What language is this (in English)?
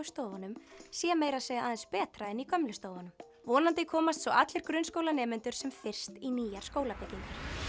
Icelandic